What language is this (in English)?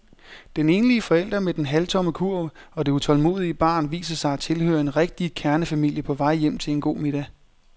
Danish